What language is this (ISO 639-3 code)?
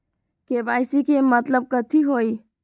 mag